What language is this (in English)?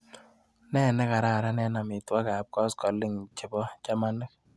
Kalenjin